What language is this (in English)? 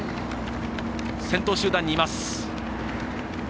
Japanese